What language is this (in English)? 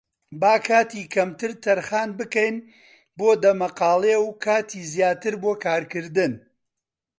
Central Kurdish